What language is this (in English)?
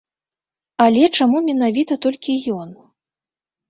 Belarusian